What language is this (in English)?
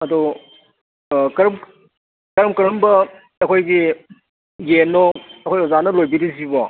Manipuri